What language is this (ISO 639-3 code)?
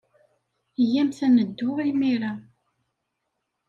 kab